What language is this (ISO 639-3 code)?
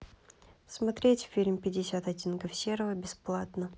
rus